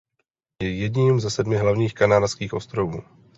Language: Czech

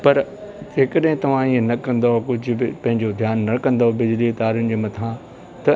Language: Sindhi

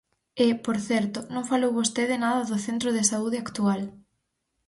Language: Galician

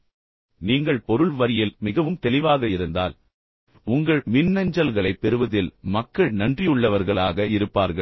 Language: Tamil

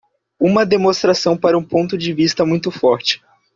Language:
Portuguese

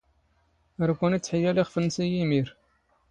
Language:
Standard Moroccan Tamazight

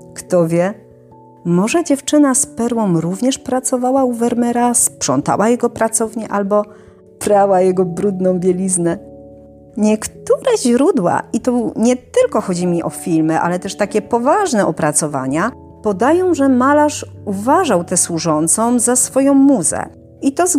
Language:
Polish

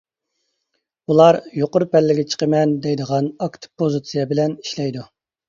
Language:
Uyghur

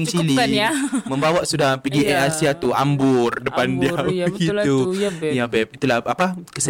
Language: Malay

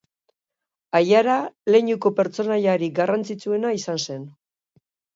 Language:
Basque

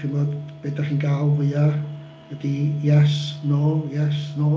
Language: Welsh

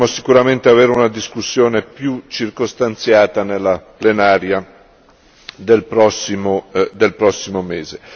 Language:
Italian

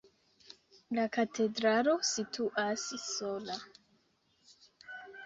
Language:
Esperanto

